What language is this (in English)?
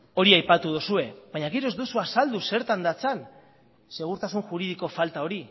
Basque